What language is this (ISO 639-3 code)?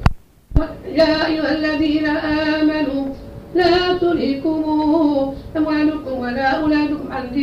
ara